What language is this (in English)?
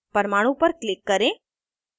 Hindi